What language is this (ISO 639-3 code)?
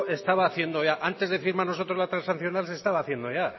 spa